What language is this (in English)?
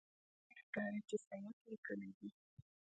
Pashto